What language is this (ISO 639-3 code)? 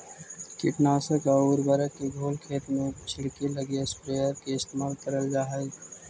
mag